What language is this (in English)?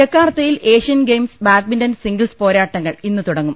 Malayalam